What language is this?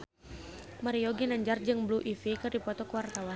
Sundanese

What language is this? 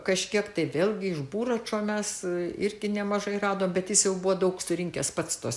Lithuanian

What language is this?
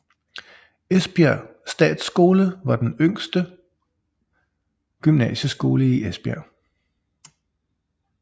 Danish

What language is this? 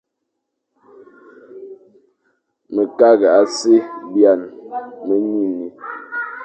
Fang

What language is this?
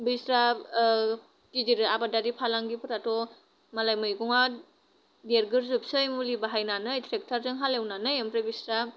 Bodo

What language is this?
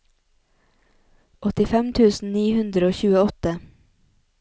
Norwegian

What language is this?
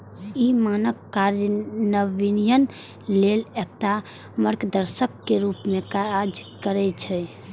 Maithili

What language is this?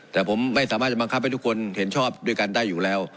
Thai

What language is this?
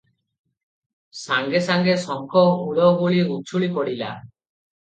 Odia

